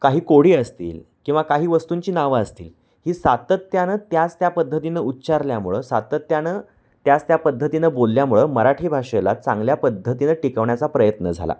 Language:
Marathi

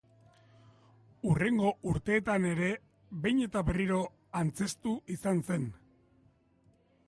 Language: Basque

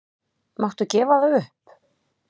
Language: Icelandic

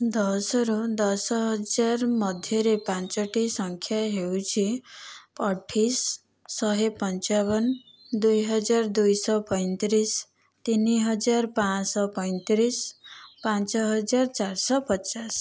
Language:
Odia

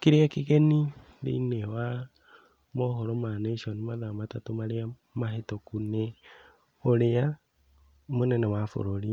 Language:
Kikuyu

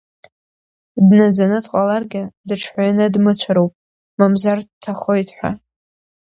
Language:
Abkhazian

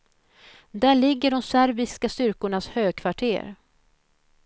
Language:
Swedish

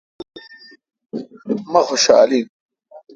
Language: Kalkoti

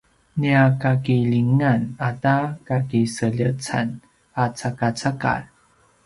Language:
Paiwan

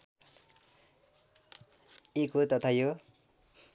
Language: Nepali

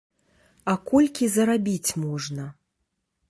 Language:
Belarusian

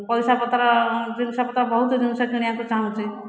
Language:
Odia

